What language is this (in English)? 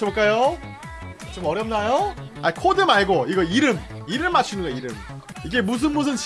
Korean